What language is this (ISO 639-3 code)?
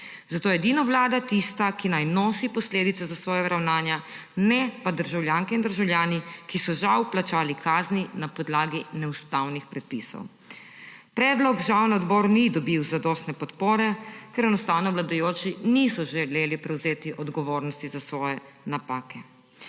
slv